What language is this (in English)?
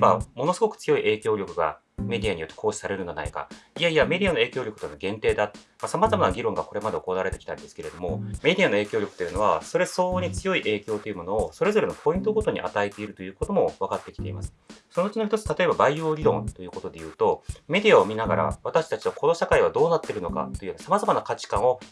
Japanese